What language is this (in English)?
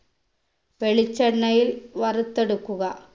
Malayalam